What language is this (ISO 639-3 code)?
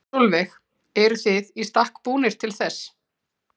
isl